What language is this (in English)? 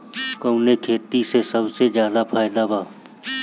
Bhojpuri